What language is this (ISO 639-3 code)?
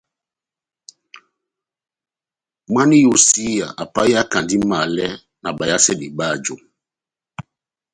bnm